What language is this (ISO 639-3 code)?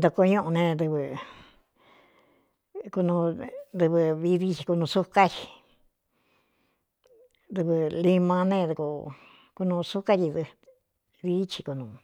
xtu